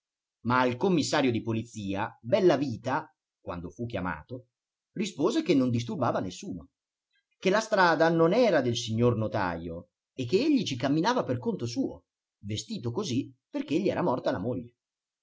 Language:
Italian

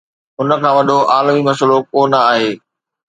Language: Sindhi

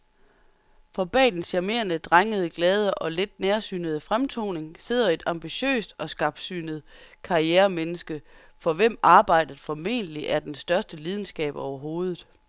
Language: Danish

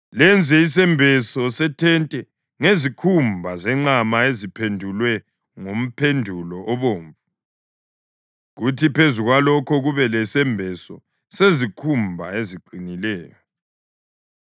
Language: North Ndebele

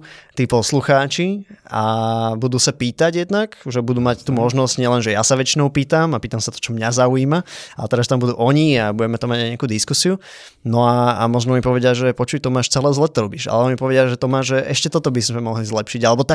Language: Slovak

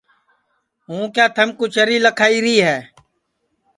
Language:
Sansi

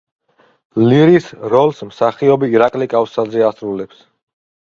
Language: Georgian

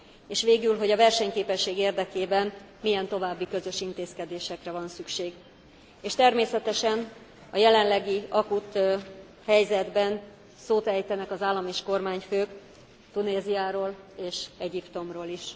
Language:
Hungarian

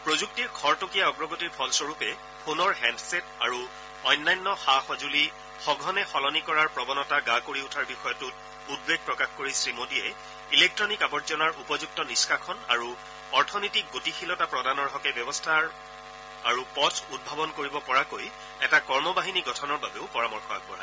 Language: Assamese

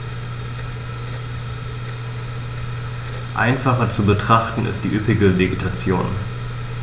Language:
German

